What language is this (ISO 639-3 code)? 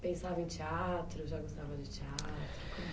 por